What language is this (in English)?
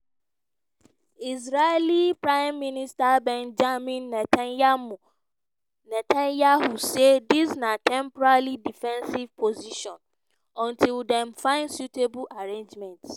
Nigerian Pidgin